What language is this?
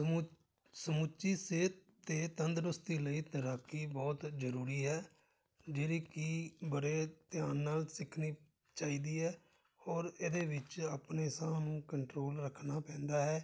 Punjabi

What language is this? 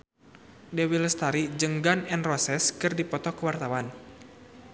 Sundanese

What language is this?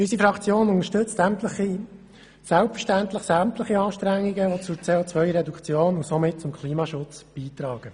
Swiss German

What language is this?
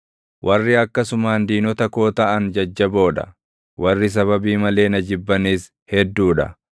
Oromo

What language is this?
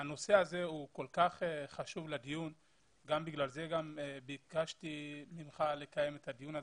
Hebrew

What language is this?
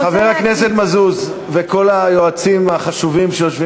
Hebrew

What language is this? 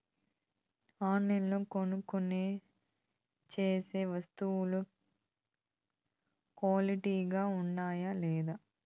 Telugu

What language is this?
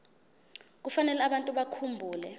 Zulu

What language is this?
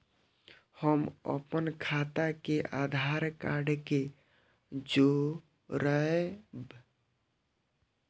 Maithili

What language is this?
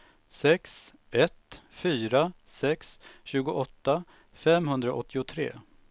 Swedish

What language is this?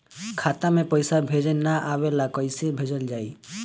Bhojpuri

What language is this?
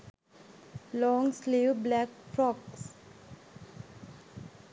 Sinhala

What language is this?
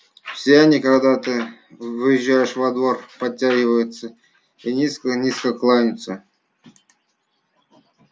Russian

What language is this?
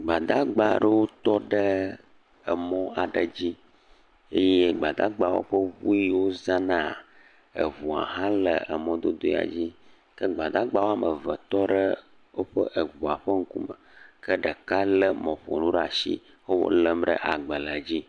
Ewe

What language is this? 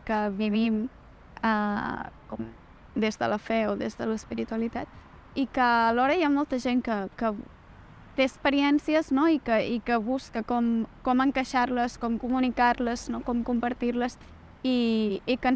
Spanish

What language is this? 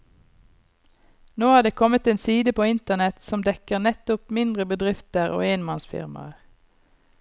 Norwegian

